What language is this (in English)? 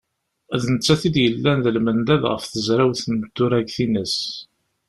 Kabyle